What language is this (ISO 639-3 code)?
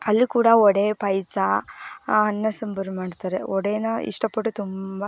kan